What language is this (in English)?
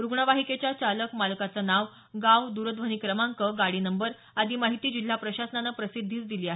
Marathi